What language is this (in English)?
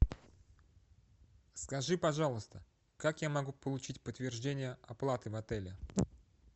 Russian